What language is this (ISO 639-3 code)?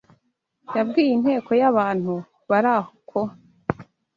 kin